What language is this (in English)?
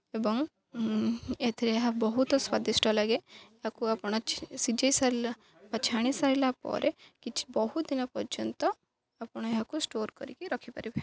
Odia